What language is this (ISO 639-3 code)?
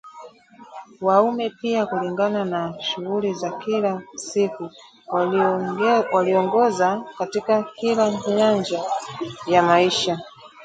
swa